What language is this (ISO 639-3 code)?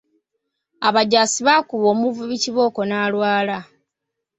lug